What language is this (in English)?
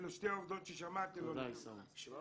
Hebrew